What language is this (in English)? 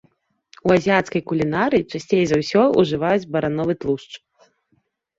Belarusian